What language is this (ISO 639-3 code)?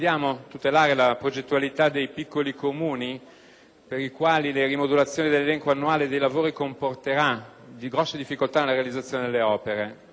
ita